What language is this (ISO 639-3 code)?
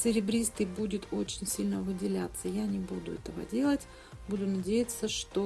rus